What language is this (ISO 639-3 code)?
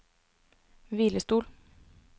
nor